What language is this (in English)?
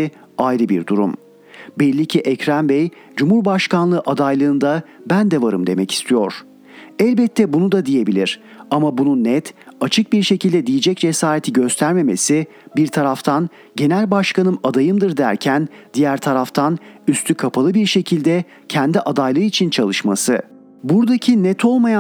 Turkish